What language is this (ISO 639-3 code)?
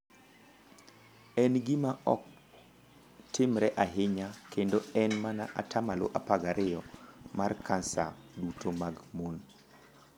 luo